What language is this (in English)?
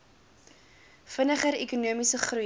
Afrikaans